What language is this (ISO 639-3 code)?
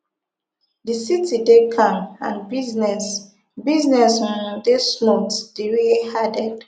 pcm